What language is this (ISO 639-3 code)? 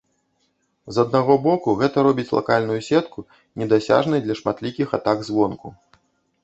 bel